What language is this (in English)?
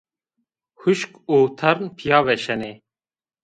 Zaza